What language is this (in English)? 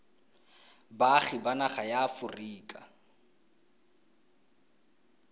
Tswana